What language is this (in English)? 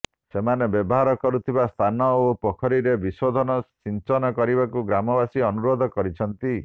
Odia